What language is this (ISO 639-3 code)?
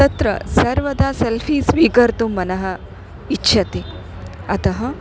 san